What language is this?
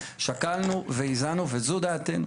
Hebrew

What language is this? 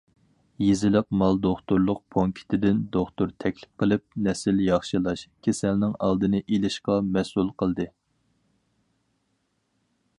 Uyghur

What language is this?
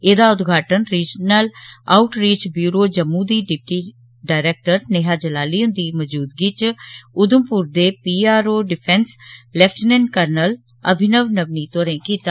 Dogri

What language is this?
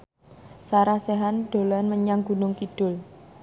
Javanese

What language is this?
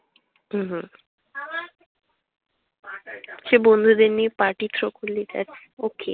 Bangla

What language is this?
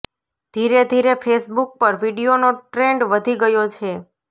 Gujarati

